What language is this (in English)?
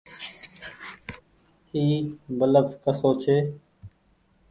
Goaria